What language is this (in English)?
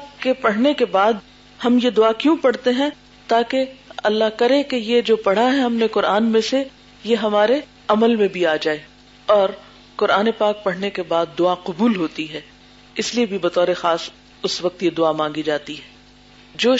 Urdu